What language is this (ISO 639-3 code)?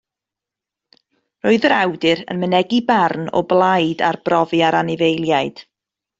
cym